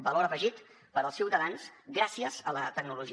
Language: Catalan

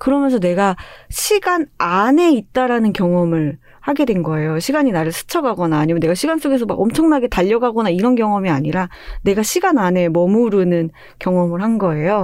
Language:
Korean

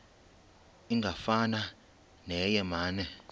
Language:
Xhosa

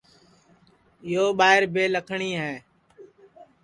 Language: Sansi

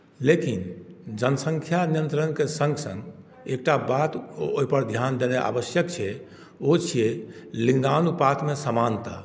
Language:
Maithili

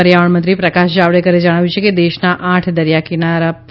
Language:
Gujarati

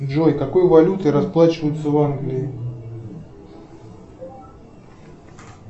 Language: Russian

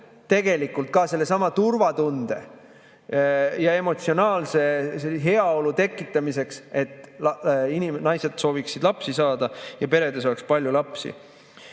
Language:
Estonian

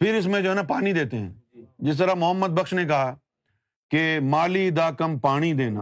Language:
Urdu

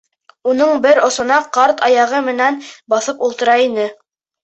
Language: Bashkir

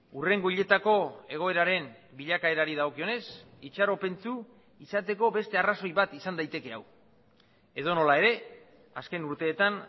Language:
Basque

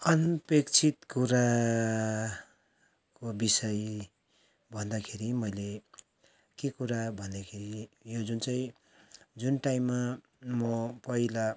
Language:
Nepali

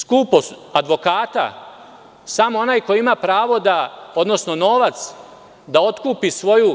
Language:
Serbian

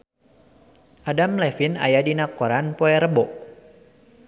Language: Sundanese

